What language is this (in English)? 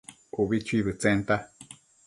Matsés